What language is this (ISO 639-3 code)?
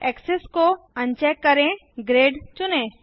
hin